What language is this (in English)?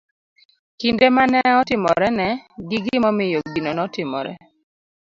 Luo (Kenya and Tanzania)